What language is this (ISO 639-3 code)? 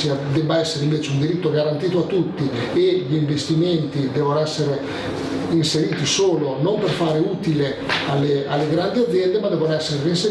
ita